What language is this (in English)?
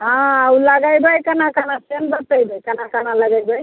Maithili